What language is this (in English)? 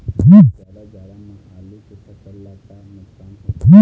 Chhattisgarhi